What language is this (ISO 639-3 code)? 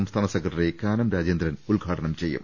mal